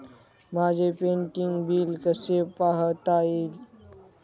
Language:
Marathi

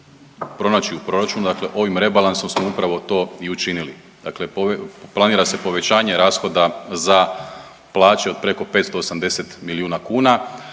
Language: Croatian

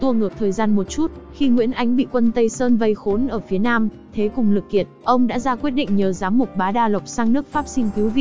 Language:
Vietnamese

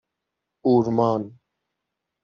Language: Persian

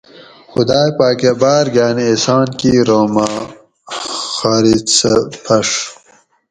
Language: Gawri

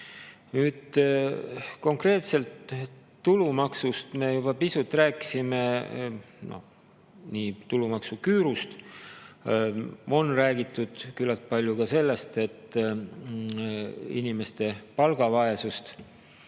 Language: Estonian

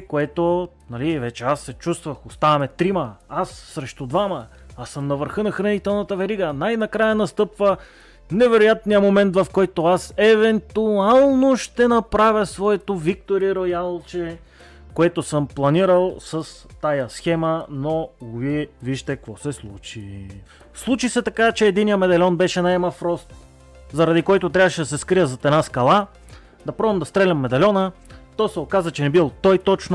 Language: Bulgarian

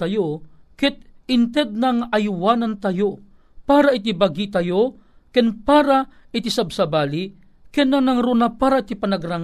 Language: Filipino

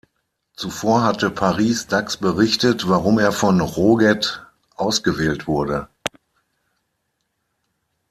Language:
German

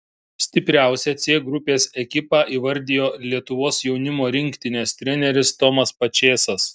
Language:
Lithuanian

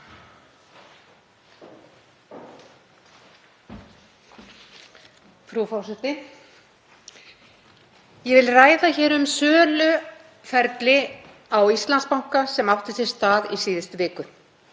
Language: Icelandic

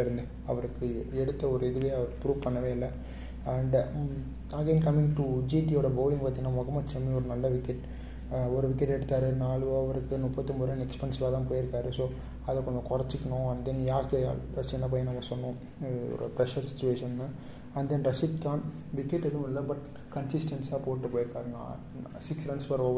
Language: Tamil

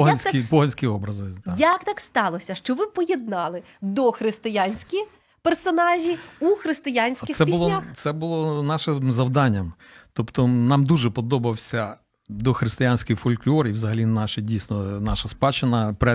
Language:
Ukrainian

